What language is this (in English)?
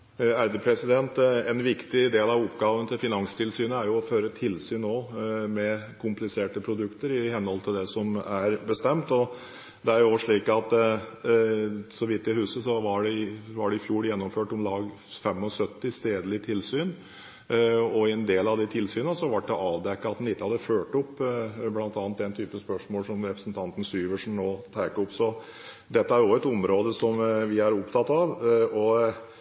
Norwegian Bokmål